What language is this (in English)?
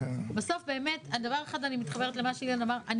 Hebrew